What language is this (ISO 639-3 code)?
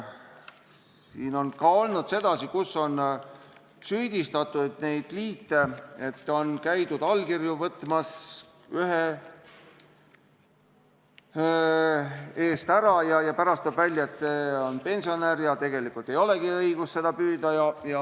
est